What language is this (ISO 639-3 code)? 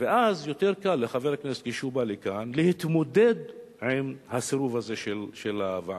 heb